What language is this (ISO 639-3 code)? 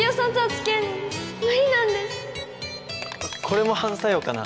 jpn